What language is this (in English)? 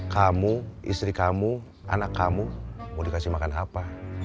Indonesian